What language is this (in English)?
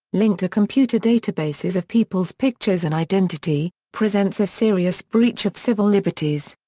English